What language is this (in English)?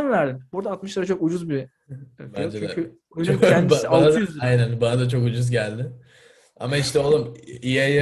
Turkish